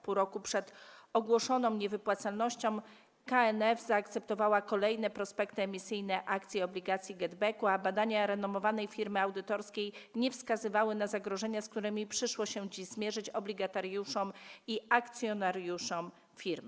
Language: Polish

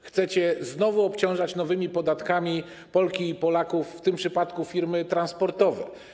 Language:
Polish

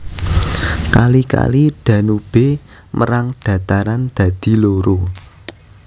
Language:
Javanese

